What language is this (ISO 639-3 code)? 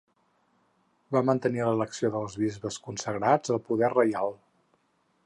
cat